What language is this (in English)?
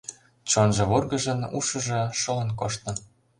Mari